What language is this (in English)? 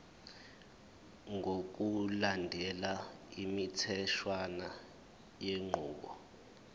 Zulu